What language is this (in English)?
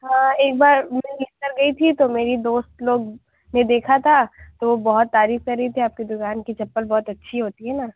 Urdu